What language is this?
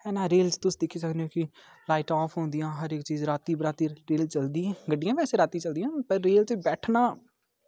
Dogri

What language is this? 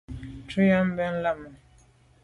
Medumba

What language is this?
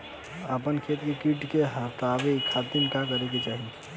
Bhojpuri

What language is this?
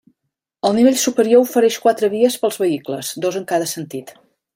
Catalan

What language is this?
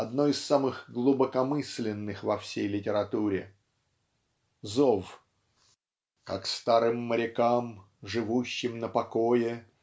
Russian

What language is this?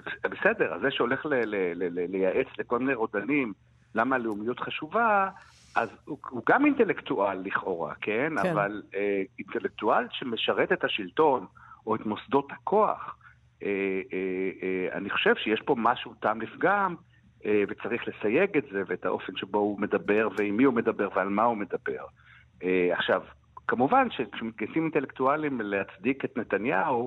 Hebrew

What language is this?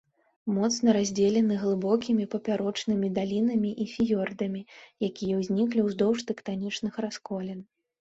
Belarusian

